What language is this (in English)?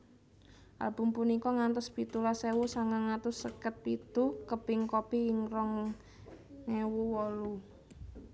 Javanese